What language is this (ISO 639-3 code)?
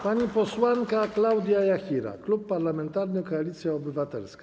pol